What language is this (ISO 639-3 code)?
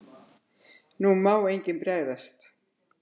isl